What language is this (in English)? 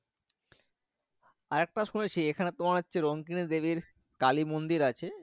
Bangla